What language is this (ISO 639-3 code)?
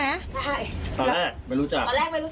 tha